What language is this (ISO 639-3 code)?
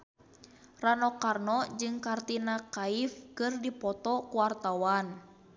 sun